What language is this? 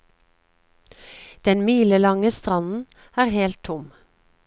Norwegian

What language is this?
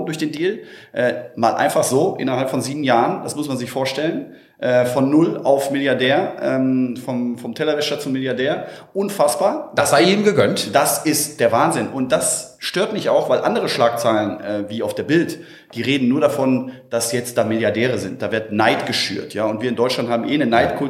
German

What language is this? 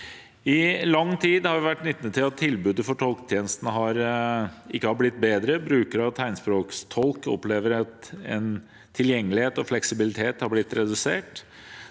Norwegian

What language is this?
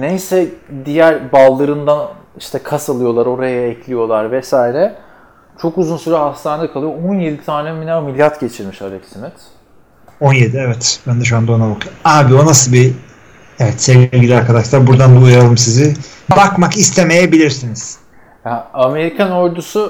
Turkish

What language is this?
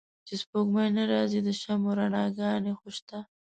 Pashto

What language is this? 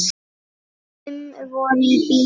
Icelandic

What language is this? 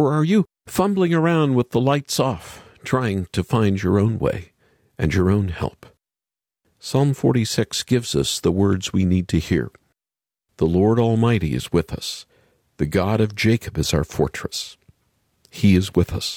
English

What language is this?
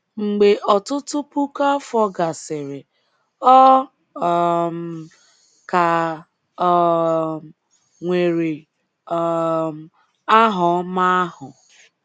Igbo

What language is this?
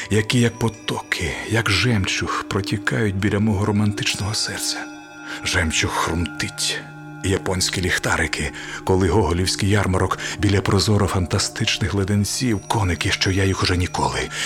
Ukrainian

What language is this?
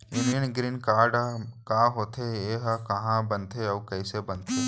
Chhattisgarhi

